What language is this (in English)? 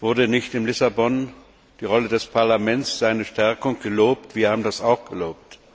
German